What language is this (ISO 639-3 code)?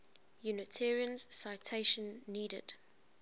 eng